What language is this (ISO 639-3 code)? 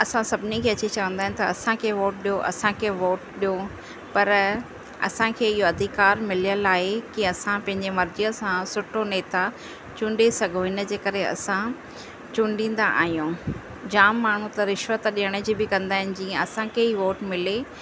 snd